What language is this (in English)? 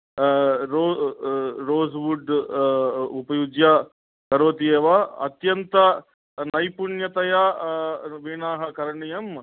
Sanskrit